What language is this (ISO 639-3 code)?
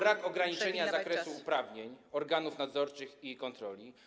pol